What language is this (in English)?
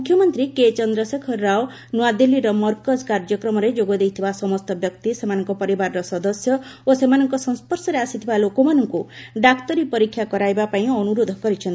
Odia